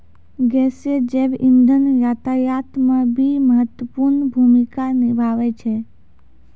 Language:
Maithili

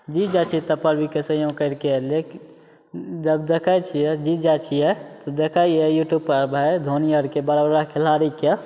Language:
Maithili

